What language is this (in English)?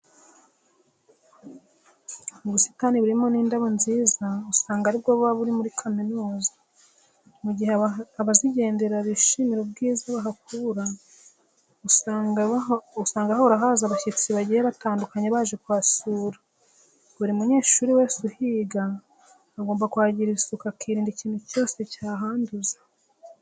Kinyarwanda